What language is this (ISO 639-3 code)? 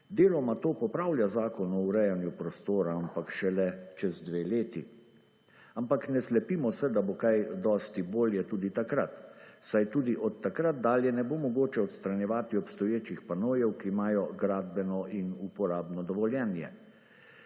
slv